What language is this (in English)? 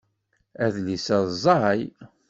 Kabyle